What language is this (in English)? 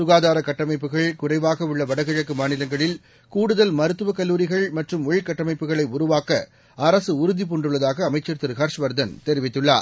Tamil